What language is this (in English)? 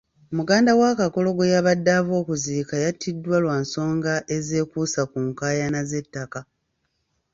Ganda